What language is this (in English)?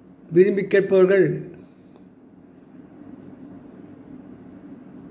Arabic